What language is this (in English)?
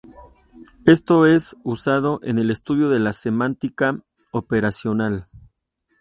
Spanish